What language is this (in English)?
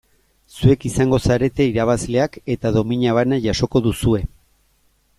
Basque